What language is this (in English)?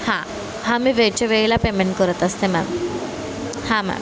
Marathi